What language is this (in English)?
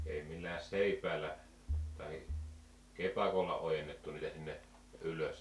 Finnish